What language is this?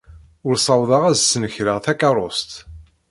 Kabyle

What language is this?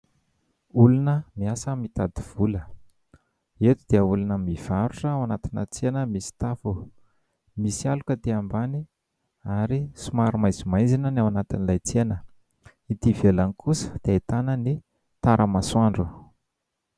Malagasy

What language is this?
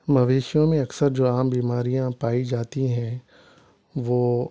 Urdu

